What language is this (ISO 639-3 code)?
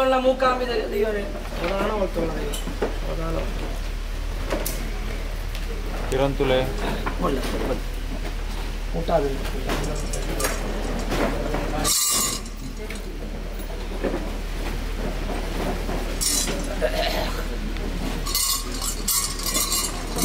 ara